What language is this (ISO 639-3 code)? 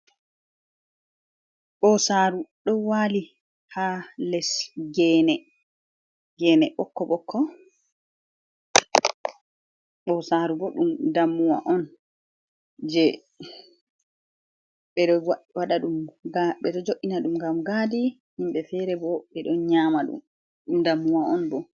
ful